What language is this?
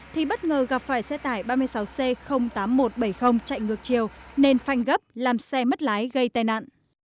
Vietnamese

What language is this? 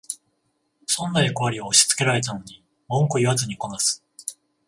Japanese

